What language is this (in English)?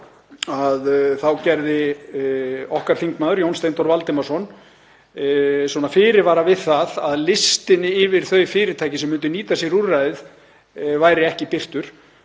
Icelandic